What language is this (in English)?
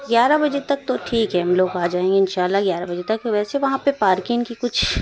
Urdu